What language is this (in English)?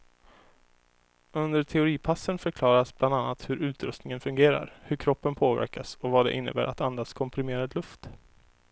Swedish